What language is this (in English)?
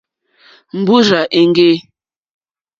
Mokpwe